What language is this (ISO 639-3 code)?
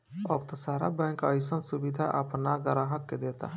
bho